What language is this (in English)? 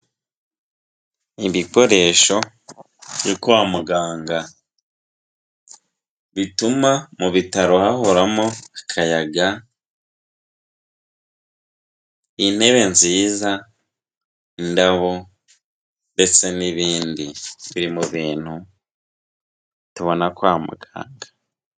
Kinyarwanda